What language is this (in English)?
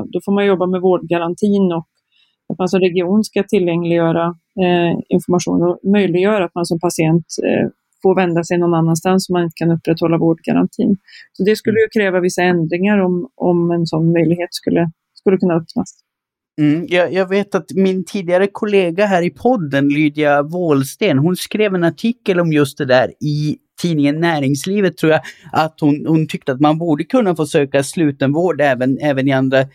Swedish